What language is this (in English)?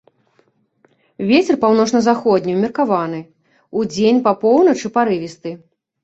Belarusian